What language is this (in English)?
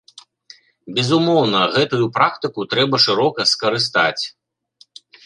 Belarusian